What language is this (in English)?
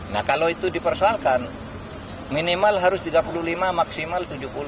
Indonesian